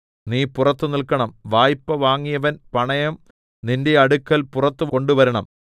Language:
Malayalam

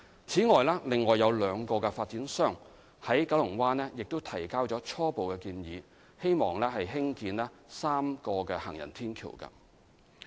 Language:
Cantonese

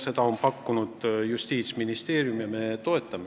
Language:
Estonian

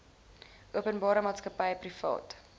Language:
Afrikaans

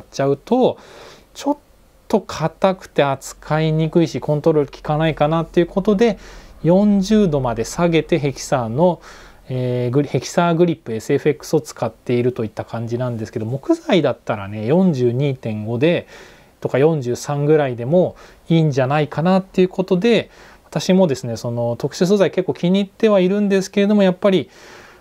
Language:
Japanese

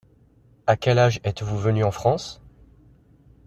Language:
French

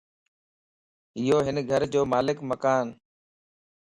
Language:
Lasi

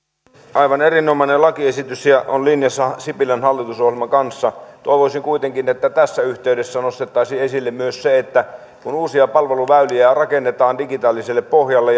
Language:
Finnish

